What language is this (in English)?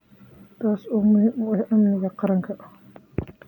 Somali